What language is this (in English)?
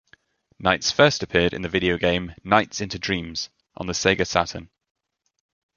English